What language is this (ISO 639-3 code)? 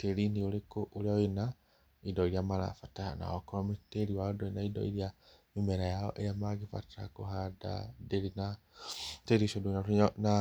kik